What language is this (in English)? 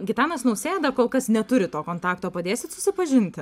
Lithuanian